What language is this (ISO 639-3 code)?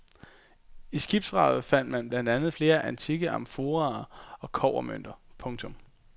dan